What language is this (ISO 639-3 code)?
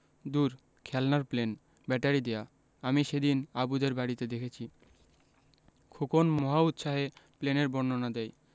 ben